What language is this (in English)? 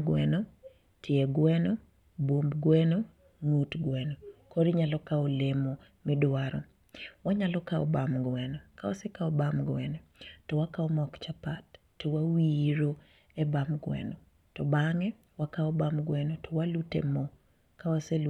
Luo (Kenya and Tanzania)